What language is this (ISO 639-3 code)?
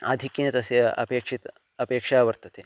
san